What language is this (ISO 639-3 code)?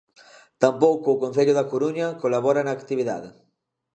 glg